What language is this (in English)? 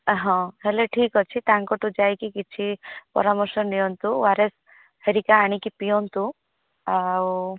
Odia